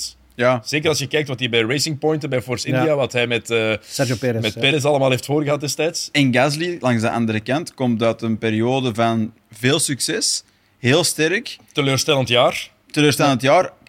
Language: Dutch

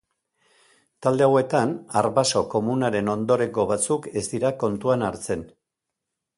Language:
Basque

